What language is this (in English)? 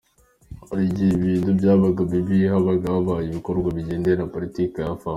Kinyarwanda